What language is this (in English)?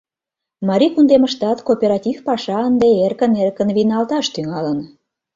Mari